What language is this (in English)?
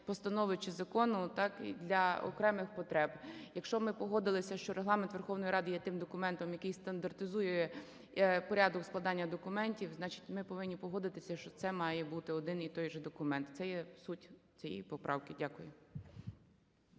Ukrainian